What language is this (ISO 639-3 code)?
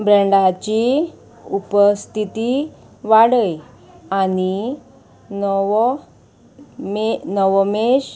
kok